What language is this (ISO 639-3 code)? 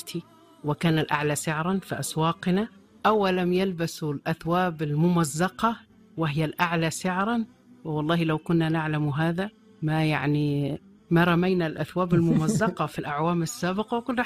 ara